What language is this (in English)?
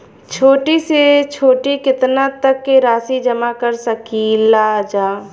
Bhojpuri